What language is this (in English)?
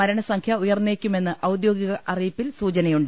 Malayalam